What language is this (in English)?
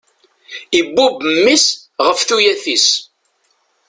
Kabyle